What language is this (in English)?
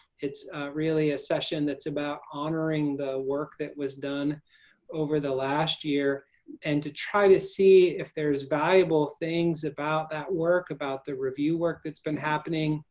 English